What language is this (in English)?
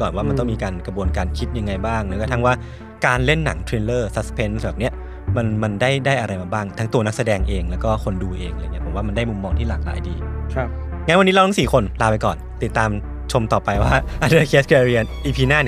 Thai